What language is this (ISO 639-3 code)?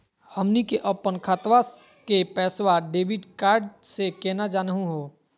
mag